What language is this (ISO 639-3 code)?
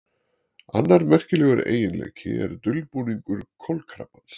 isl